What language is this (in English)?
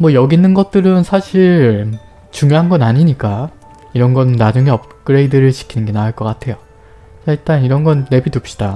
Korean